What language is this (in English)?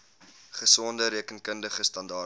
Afrikaans